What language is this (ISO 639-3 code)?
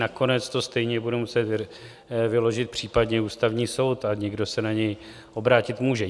ces